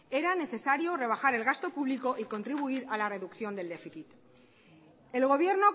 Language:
Spanish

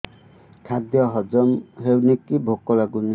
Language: Odia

